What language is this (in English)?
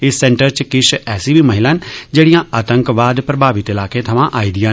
Dogri